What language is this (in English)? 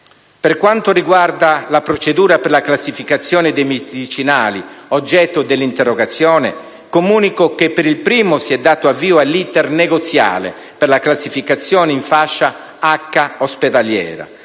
Italian